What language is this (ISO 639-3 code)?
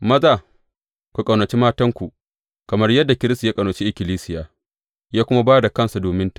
hau